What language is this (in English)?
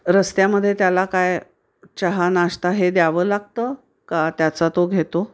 Marathi